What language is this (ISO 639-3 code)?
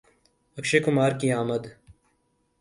urd